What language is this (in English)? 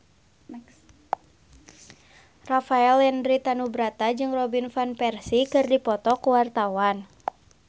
Sundanese